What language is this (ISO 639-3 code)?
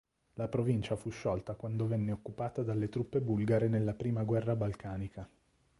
ita